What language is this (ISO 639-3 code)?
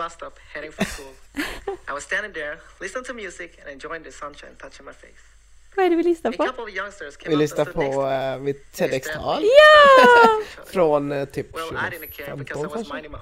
swe